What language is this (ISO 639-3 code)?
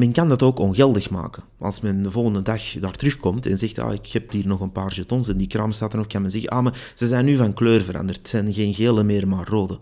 nld